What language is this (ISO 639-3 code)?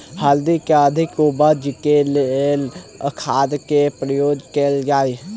mai